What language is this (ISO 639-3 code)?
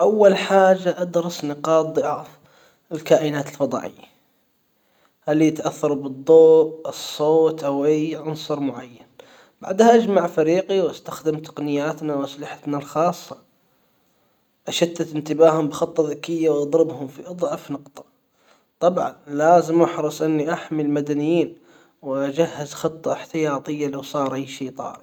acw